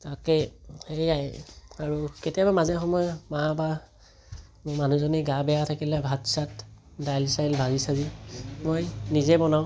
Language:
Assamese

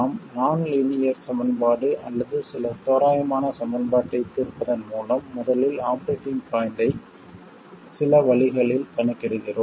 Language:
Tamil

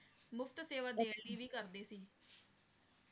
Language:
Punjabi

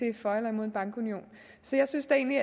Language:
Danish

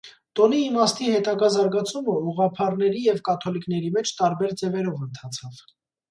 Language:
Armenian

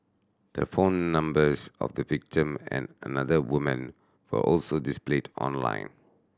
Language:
English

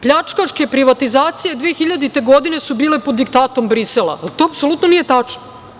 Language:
Serbian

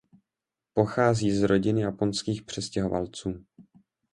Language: Czech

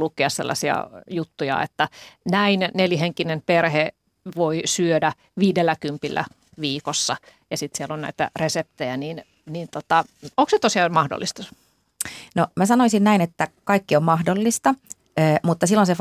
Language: Finnish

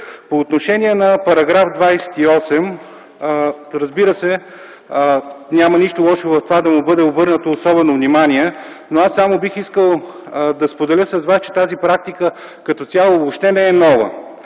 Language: Bulgarian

